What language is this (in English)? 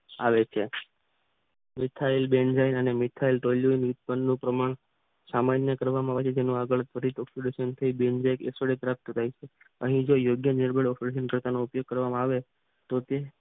Gujarati